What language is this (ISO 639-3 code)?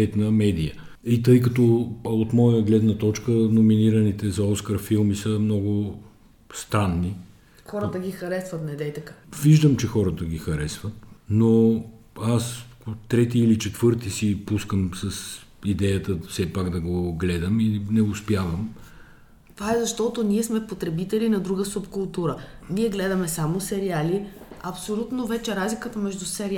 bul